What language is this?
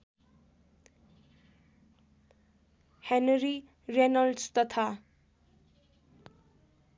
Nepali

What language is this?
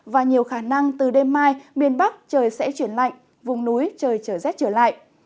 Vietnamese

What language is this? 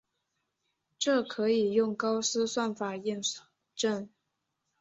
Chinese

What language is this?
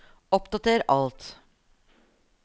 Norwegian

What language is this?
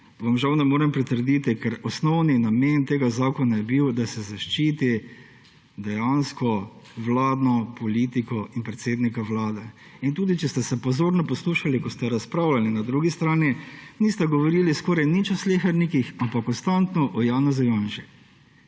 Slovenian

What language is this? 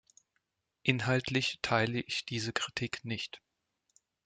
German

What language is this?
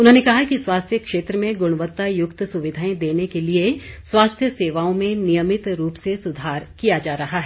Hindi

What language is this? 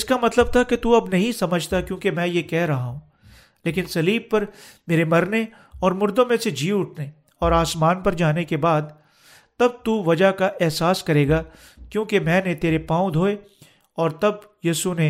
Urdu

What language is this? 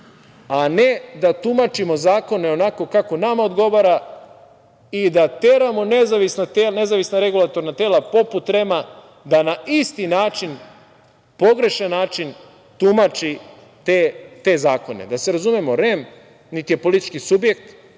Serbian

